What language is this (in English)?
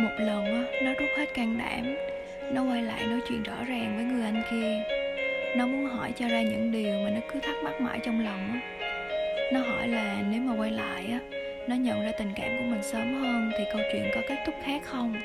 Vietnamese